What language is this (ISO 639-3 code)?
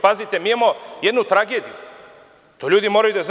srp